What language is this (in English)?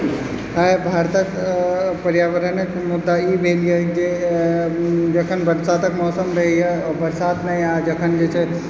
Maithili